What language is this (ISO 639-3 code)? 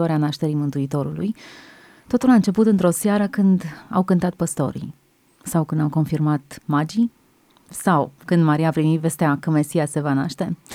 ron